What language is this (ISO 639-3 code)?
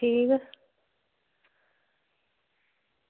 doi